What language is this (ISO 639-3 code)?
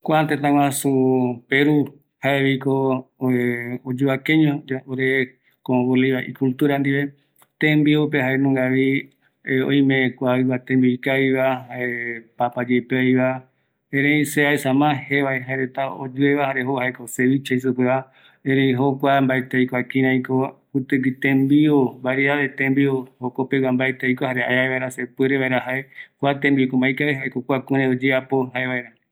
gui